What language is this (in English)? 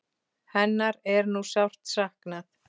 Icelandic